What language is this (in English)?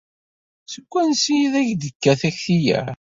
Kabyle